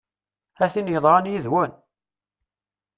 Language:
Kabyle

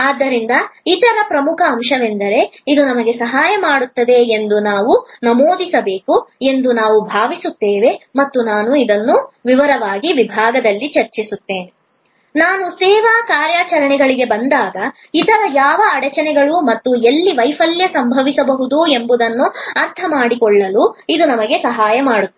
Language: Kannada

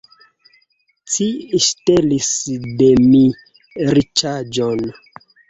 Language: Esperanto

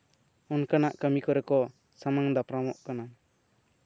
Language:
Santali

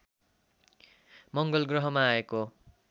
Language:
Nepali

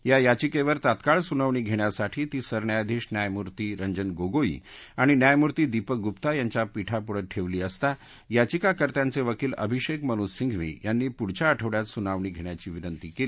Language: Marathi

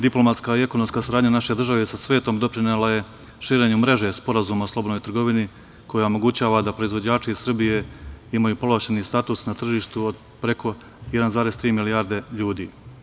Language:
Serbian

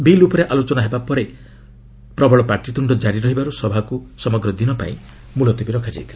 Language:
Odia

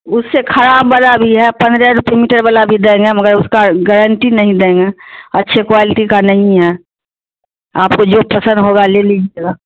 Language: Urdu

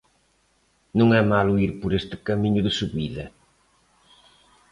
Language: Galician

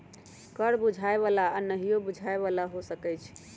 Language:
Magahi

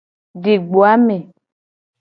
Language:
Gen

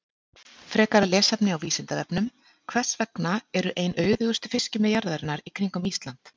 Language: Icelandic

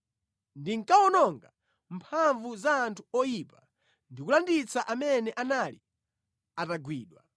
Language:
Nyanja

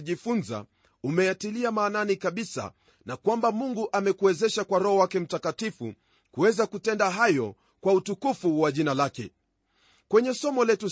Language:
Swahili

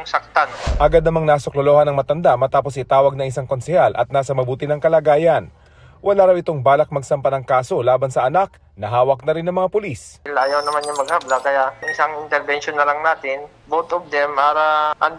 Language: Filipino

